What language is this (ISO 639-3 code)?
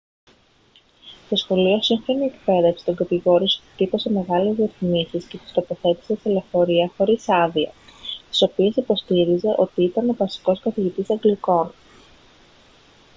ell